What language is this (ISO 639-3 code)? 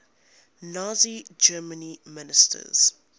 eng